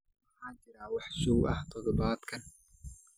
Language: Somali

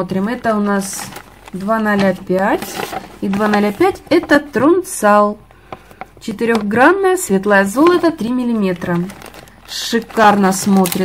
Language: Russian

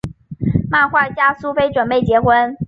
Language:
Chinese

